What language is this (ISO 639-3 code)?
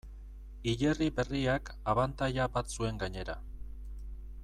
eus